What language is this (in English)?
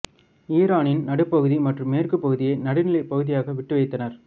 Tamil